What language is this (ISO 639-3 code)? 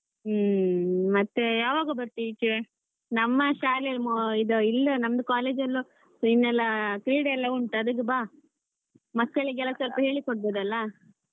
kan